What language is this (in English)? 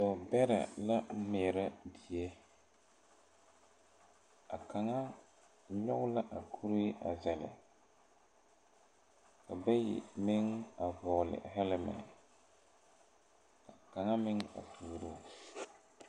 Southern Dagaare